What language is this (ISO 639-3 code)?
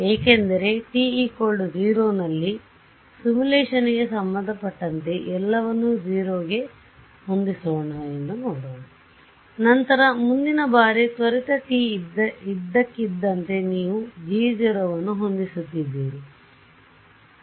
kan